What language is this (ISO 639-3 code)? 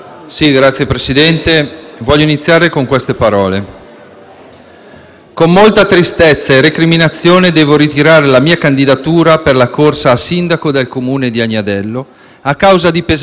ita